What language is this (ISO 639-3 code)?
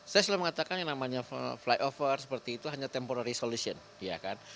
ind